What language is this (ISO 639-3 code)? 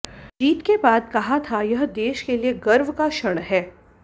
hin